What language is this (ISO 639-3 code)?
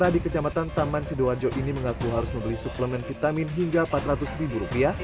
ind